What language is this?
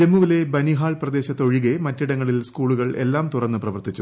Malayalam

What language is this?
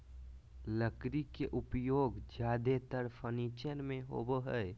Magahi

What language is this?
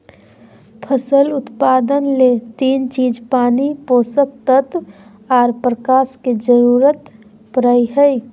Magahi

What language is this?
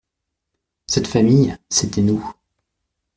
French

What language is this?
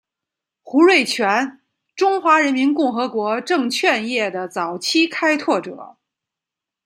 Chinese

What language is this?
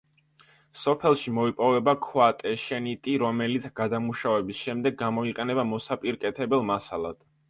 Georgian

